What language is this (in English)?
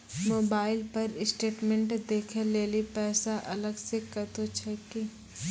Maithili